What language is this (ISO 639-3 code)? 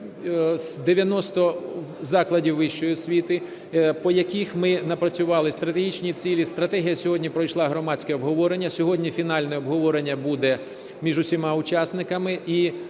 ukr